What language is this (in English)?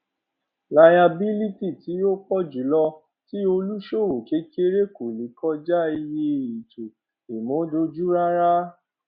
Yoruba